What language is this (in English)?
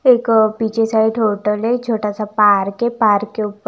Hindi